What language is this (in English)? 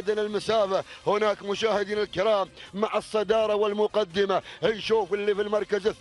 Arabic